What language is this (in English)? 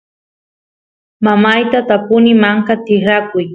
Santiago del Estero Quichua